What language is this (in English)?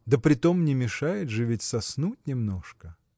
Russian